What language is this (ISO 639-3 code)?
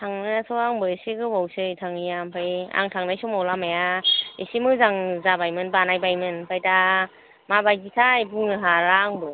brx